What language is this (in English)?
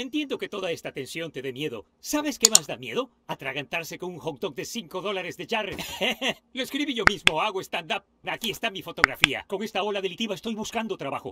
Spanish